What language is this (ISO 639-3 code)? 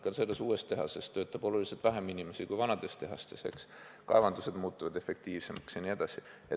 est